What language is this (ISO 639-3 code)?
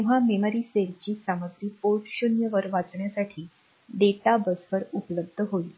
mar